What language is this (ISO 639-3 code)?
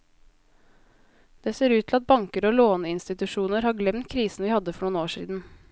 nor